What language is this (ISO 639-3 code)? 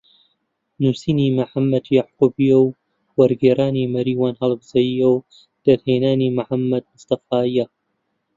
ckb